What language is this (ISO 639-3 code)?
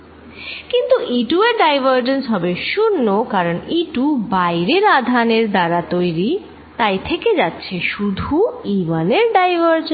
ben